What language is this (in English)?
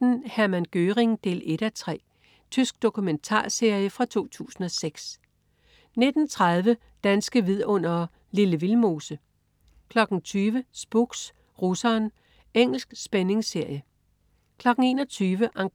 Danish